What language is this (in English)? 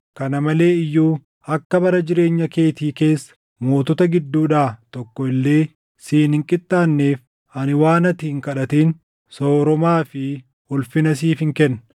Oromo